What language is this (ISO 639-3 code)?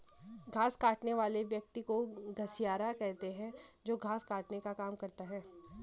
hin